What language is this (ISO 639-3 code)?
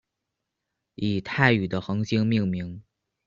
zho